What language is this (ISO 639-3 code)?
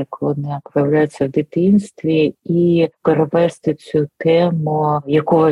ukr